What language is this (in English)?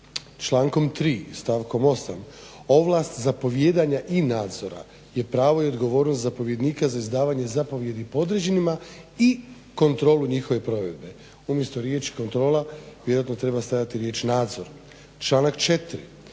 Croatian